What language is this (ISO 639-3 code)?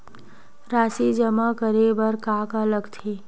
hne